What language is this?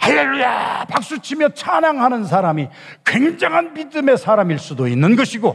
Korean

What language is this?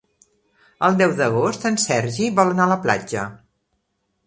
Catalan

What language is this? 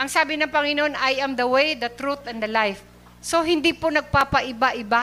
Filipino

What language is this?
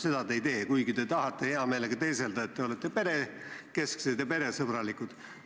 Estonian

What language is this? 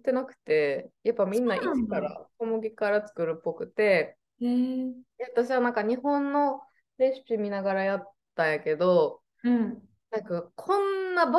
Japanese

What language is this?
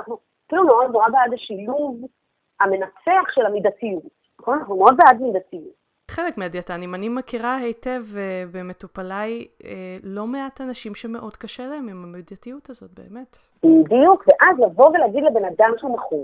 Hebrew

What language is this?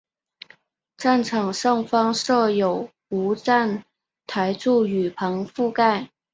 Chinese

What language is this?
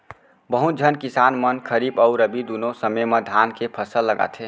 Chhattisgarhi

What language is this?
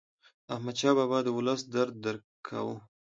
Pashto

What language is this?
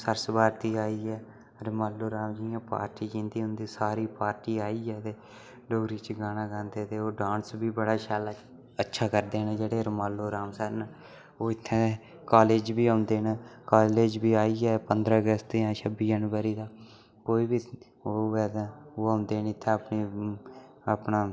Dogri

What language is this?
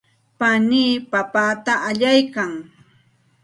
Santa Ana de Tusi Pasco Quechua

